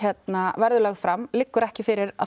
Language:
Icelandic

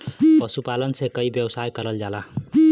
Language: Bhojpuri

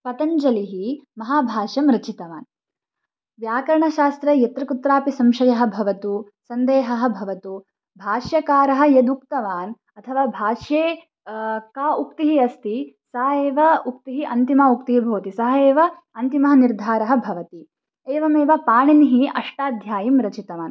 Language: Sanskrit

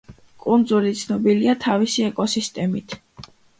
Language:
Georgian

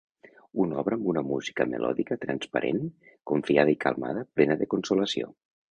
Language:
Catalan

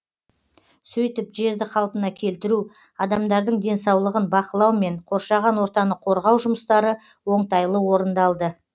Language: Kazakh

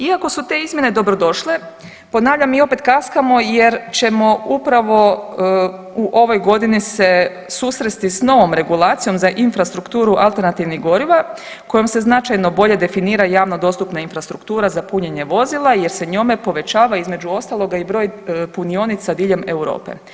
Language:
Croatian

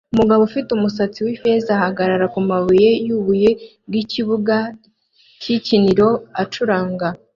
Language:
Kinyarwanda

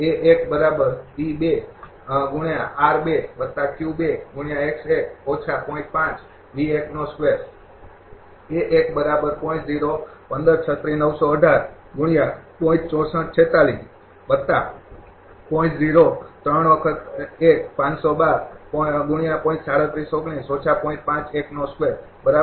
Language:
Gujarati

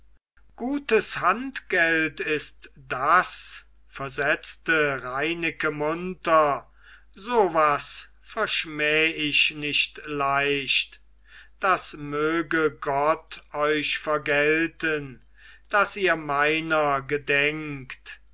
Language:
German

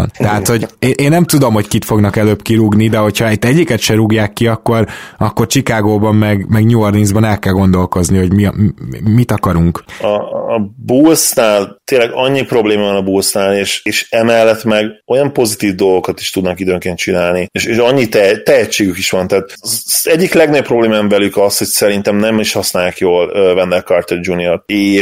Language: Hungarian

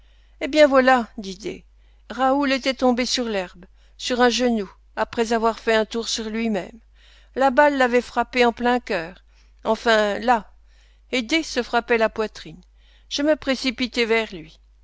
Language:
French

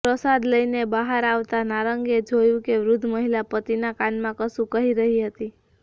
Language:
Gujarati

